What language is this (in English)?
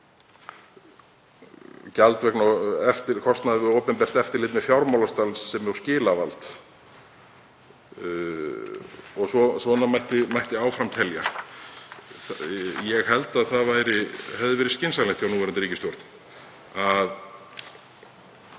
Icelandic